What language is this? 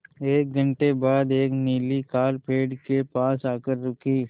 Hindi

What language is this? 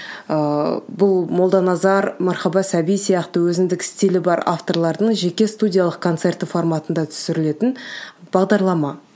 Kazakh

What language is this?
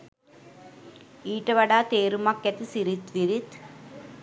Sinhala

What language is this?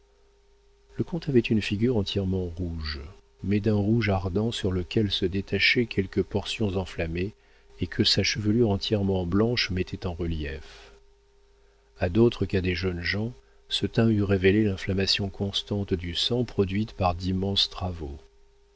French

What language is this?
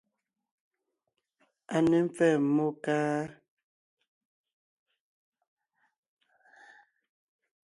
Ngiemboon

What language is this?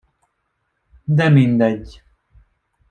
Hungarian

